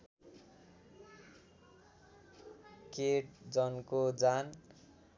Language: Nepali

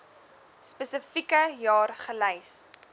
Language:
Afrikaans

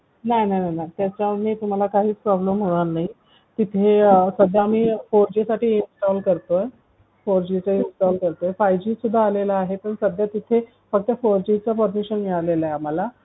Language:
Marathi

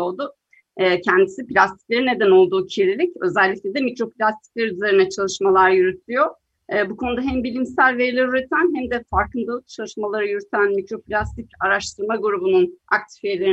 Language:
Turkish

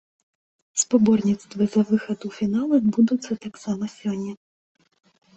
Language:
Belarusian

